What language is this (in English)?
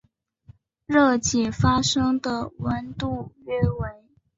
Chinese